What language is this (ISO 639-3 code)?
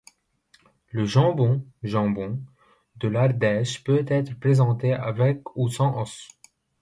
fra